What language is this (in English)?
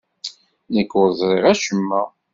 Kabyle